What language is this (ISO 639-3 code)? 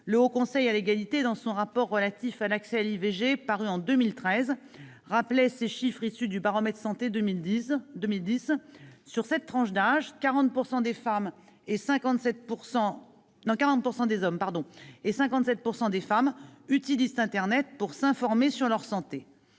fra